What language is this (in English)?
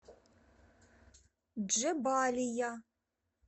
Russian